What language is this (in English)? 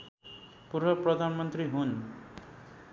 Nepali